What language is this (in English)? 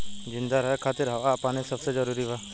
Bhojpuri